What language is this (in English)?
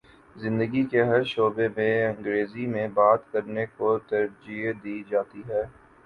Urdu